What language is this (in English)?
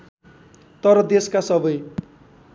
Nepali